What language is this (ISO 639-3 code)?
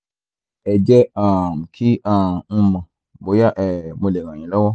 yor